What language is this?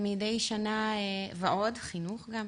Hebrew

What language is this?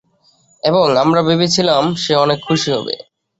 Bangla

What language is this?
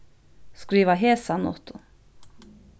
Faroese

